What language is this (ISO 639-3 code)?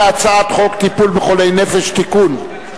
heb